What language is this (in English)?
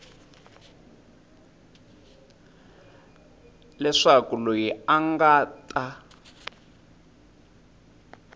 Tsonga